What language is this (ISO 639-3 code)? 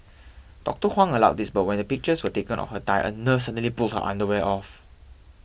eng